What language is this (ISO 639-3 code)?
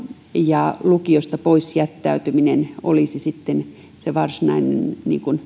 fin